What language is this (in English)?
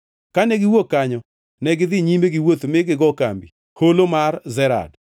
Luo (Kenya and Tanzania)